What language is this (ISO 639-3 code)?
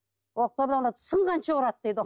kaz